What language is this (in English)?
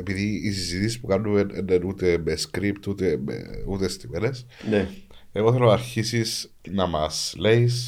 Greek